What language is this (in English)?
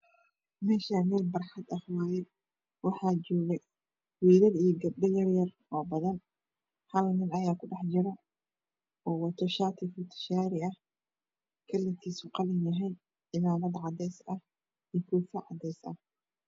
Somali